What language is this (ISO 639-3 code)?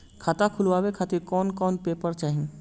bho